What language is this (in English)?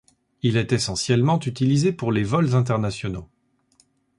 French